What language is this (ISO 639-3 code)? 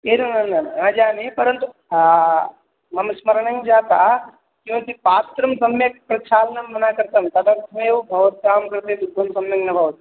san